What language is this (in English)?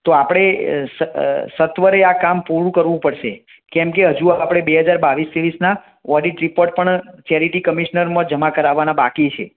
Gujarati